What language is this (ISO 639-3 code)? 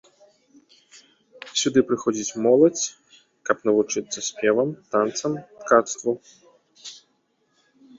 bel